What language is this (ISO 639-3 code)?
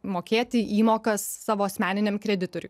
lit